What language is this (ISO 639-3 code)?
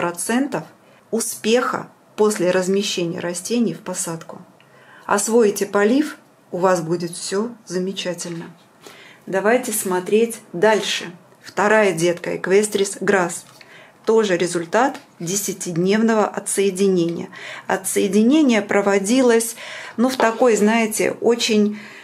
rus